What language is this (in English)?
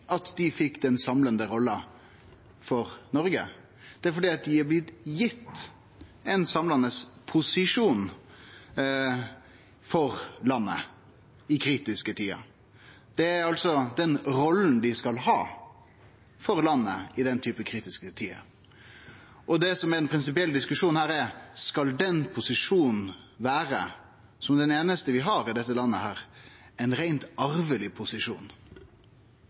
Norwegian Nynorsk